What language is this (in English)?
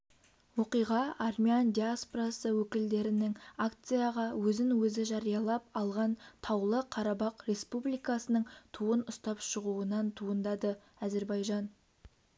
Kazakh